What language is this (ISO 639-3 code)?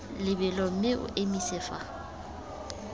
tsn